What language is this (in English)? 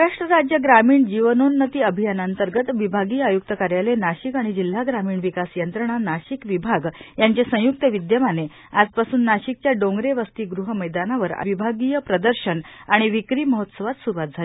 Marathi